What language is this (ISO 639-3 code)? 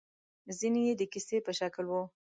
pus